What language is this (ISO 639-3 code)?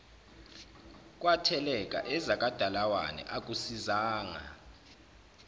zul